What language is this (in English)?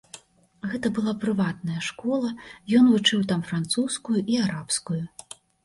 Belarusian